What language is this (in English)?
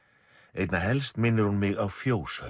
Icelandic